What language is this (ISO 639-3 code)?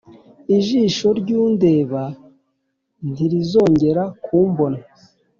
kin